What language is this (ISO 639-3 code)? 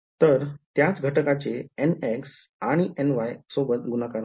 mar